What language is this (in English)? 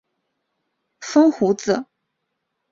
Chinese